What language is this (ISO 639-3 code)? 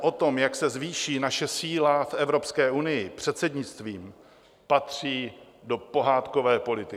ces